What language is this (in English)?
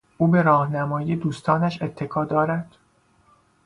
Persian